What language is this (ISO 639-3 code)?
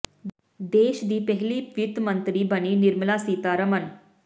pan